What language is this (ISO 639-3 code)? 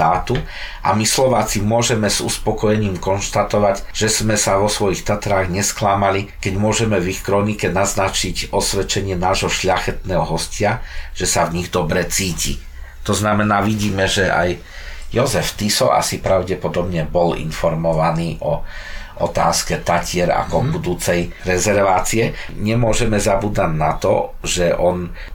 slk